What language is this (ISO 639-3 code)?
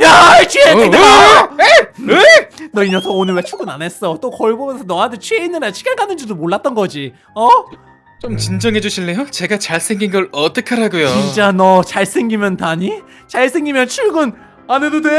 kor